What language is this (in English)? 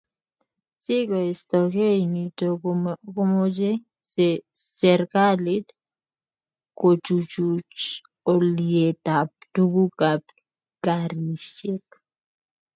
Kalenjin